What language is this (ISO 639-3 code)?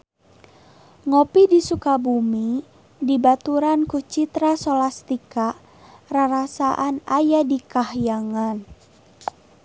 sun